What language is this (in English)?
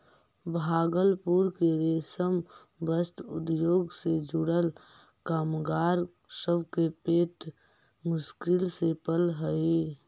Magahi